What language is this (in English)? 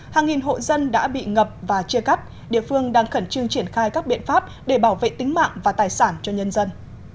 Vietnamese